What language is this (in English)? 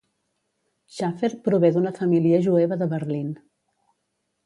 Catalan